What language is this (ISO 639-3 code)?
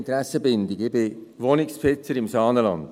gsw